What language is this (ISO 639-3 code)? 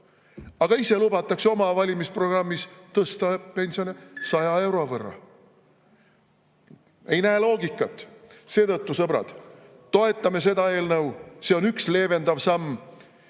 est